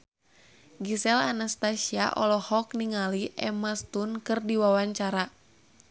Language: Sundanese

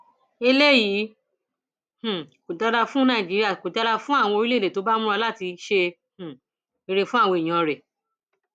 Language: Yoruba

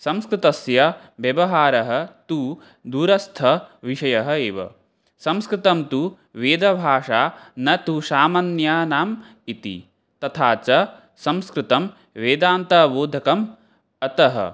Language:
Sanskrit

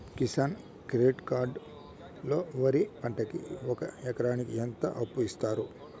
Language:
Telugu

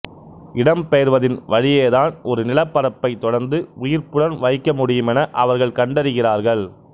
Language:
Tamil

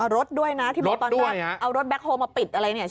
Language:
Thai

